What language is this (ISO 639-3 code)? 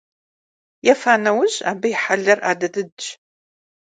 kbd